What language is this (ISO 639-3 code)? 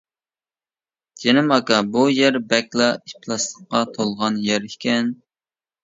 uig